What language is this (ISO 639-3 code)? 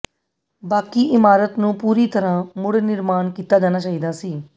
pan